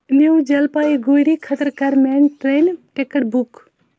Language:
Kashmiri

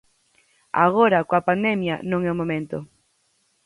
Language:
Galician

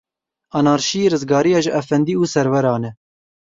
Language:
Kurdish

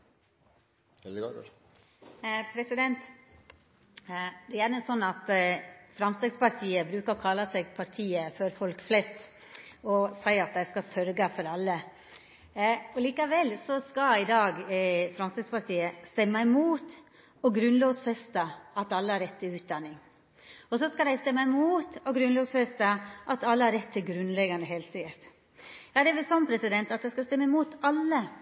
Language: Norwegian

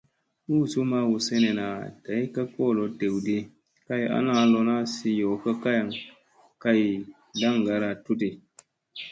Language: Musey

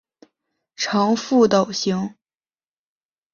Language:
Chinese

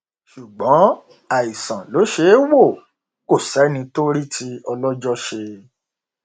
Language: Yoruba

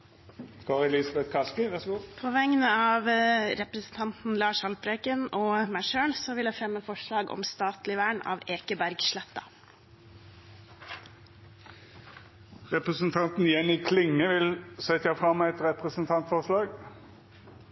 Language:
Norwegian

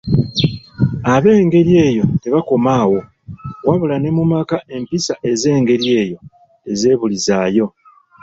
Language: Ganda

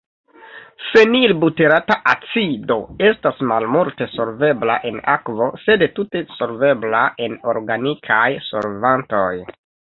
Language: Esperanto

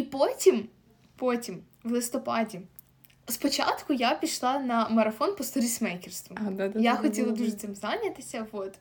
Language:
Ukrainian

